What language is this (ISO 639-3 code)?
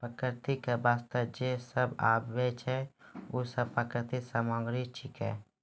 mai